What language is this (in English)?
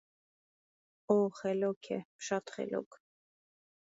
Armenian